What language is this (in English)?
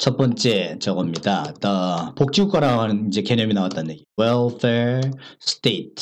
Korean